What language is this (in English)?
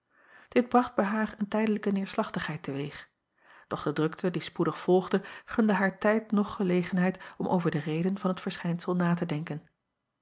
Dutch